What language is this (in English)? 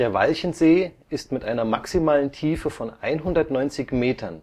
German